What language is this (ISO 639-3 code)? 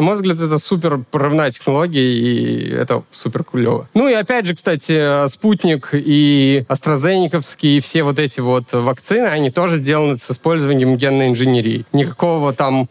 rus